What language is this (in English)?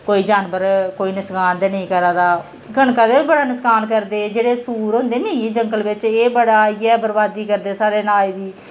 Dogri